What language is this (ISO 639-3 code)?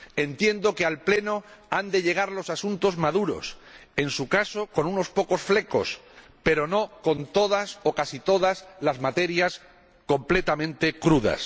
spa